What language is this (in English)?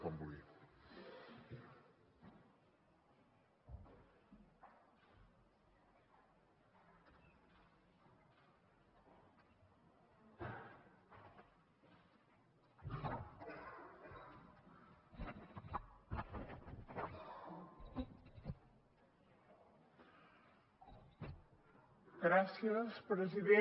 Catalan